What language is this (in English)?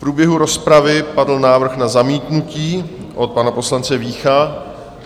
Czech